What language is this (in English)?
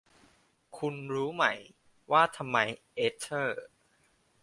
Thai